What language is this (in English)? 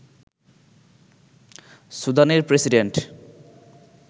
Bangla